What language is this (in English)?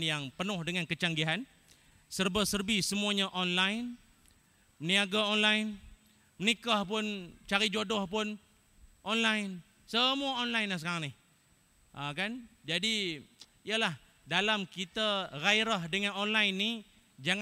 Malay